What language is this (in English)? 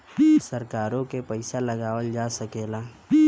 Bhojpuri